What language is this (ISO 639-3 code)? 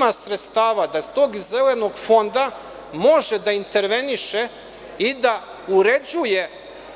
srp